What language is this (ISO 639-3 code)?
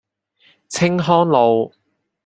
yue